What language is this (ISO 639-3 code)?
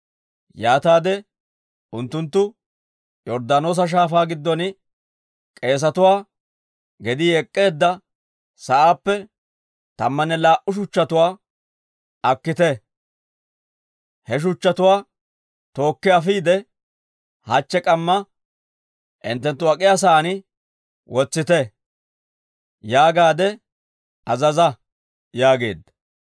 dwr